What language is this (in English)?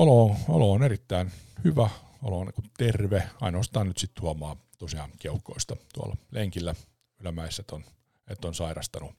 Finnish